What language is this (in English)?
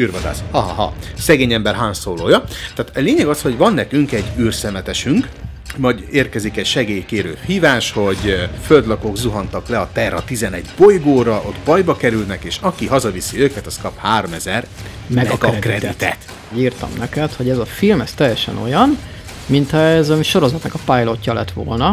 Hungarian